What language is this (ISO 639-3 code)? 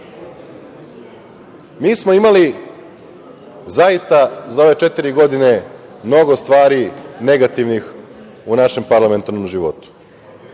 srp